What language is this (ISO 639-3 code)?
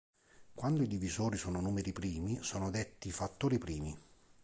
ita